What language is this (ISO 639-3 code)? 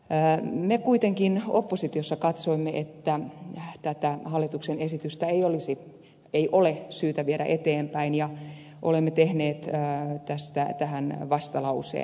fin